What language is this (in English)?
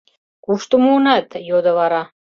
Mari